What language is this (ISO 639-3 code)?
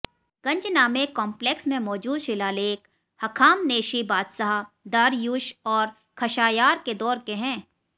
hin